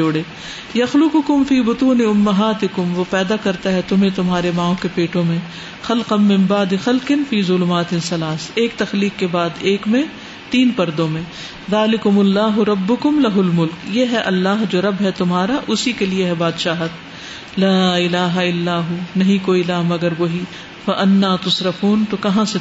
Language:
Urdu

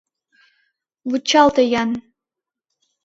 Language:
Mari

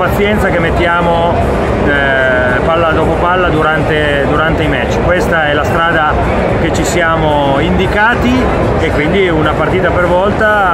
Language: Italian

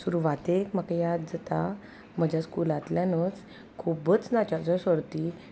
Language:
Konkani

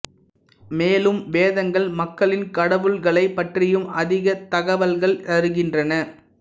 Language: Tamil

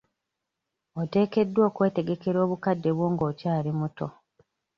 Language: Ganda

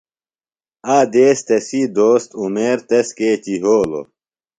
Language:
Phalura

